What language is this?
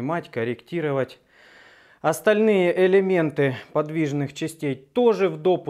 Russian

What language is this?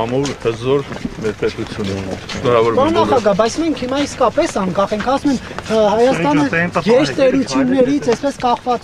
Polish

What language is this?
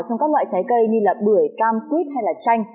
Vietnamese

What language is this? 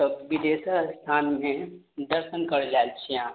Maithili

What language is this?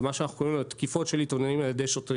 Hebrew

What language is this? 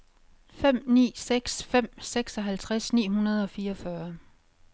Danish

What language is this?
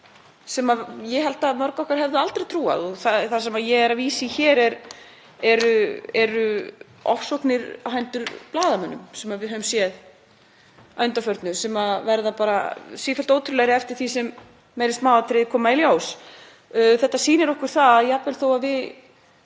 Icelandic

